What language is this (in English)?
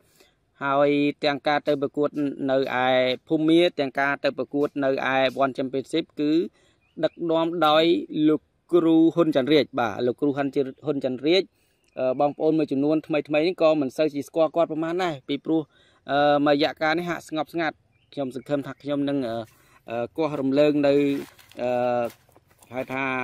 Vietnamese